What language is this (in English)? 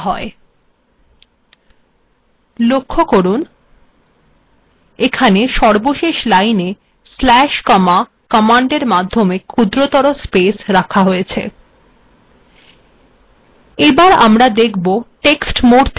Bangla